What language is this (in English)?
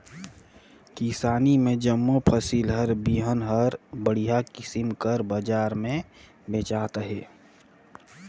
Chhattisgarhi